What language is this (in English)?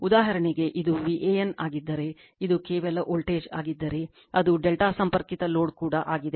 Kannada